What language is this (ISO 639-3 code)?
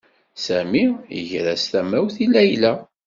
kab